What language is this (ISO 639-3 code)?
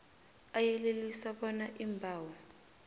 nbl